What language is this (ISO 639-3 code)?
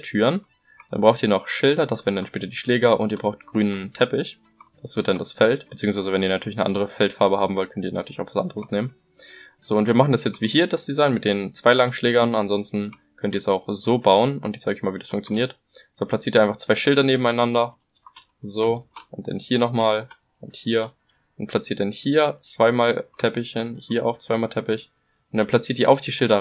deu